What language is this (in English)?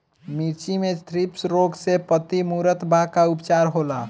Bhojpuri